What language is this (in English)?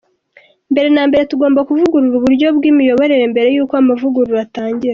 Kinyarwanda